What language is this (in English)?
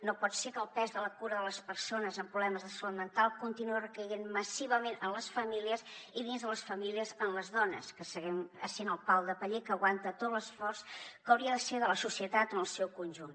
Catalan